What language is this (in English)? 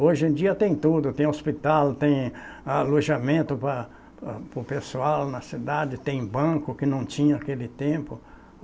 Portuguese